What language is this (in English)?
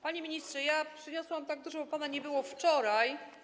Polish